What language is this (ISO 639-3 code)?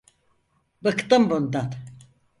tur